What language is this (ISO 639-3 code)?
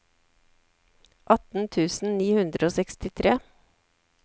nor